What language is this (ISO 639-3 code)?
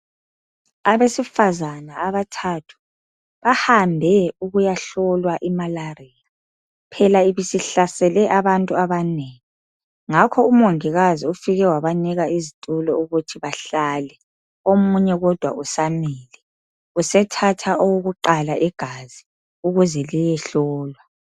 nde